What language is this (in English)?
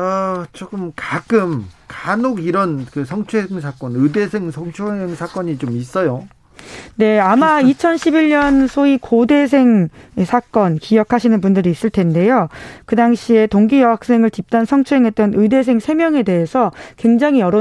Korean